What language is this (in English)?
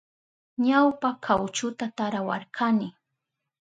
Southern Pastaza Quechua